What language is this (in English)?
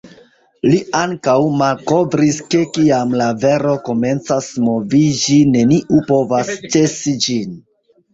Esperanto